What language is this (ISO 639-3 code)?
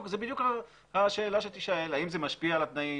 heb